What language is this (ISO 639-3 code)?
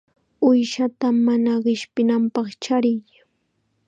qxa